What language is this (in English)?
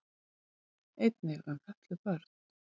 Icelandic